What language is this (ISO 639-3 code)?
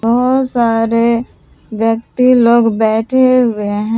hin